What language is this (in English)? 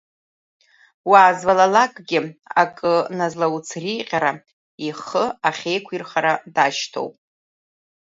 Abkhazian